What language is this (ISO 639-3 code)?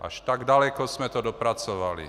ces